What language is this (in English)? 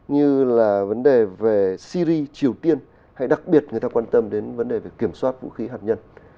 Vietnamese